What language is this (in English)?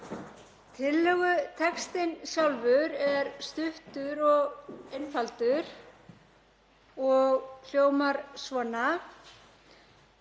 Icelandic